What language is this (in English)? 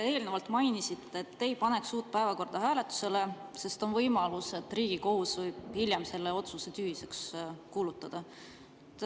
Estonian